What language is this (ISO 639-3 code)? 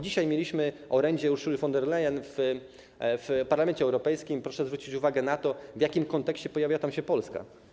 pol